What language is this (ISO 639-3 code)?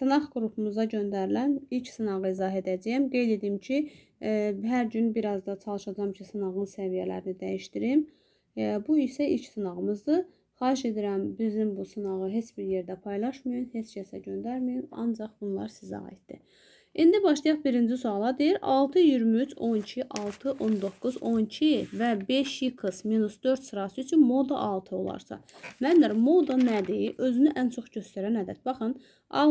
tur